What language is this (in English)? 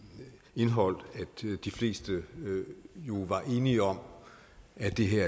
Danish